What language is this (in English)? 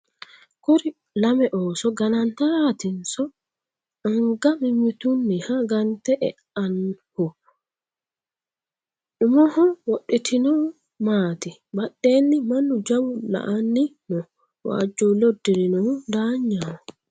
Sidamo